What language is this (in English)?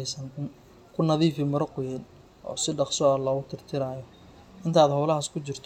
Somali